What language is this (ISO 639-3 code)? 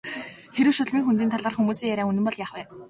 mon